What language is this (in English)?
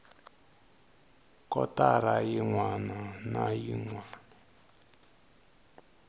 Tsonga